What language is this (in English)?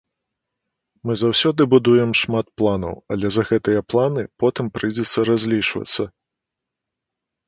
Belarusian